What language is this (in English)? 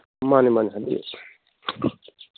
Manipuri